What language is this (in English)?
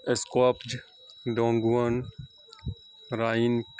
Urdu